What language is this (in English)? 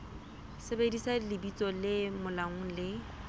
Southern Sotho